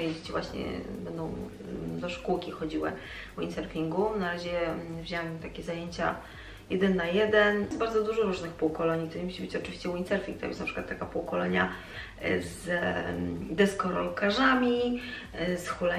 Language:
Polish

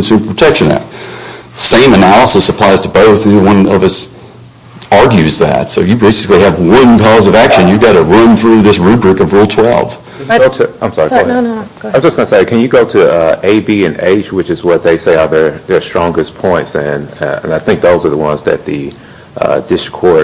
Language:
English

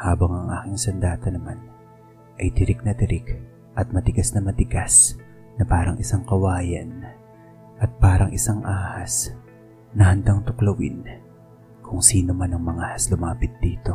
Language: Filipino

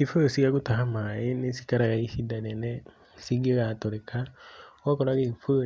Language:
Kikuyu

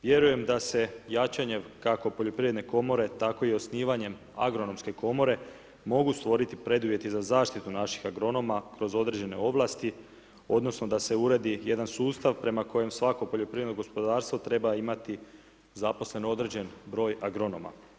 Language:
Croatian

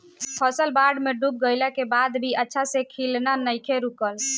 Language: Bhojpuri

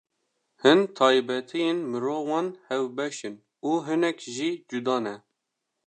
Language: Kurdish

